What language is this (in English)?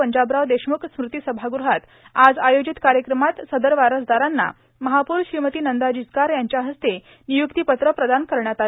Marathi